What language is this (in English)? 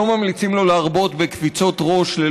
Hebrew